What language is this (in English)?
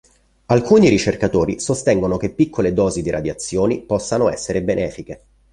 Italian